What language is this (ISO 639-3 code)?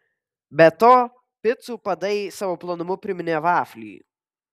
lit